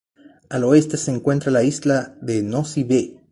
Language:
Spanish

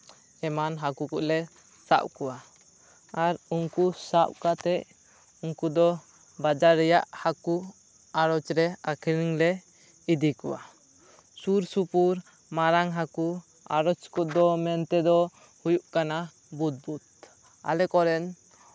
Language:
Santali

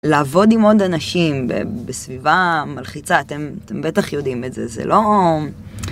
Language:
Hebrew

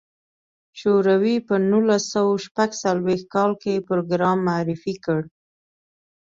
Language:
Pashto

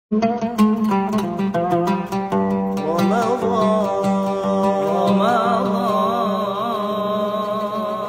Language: Arabic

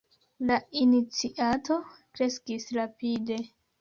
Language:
Esperanto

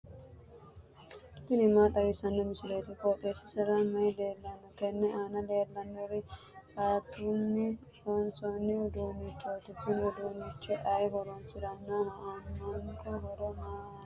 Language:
Sidamo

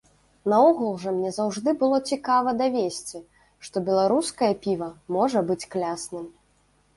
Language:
Belarusian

